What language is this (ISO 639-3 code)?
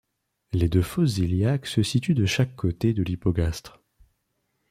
fra